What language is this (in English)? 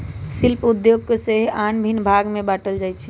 Magahi